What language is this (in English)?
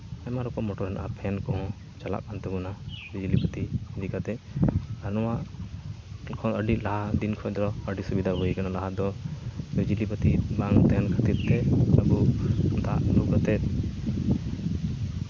Santali